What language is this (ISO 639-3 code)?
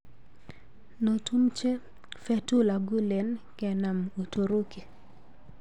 kln